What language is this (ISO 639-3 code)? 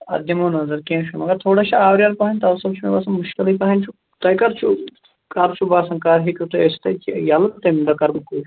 kas